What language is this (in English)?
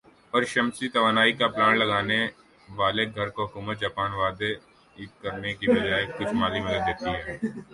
Urdu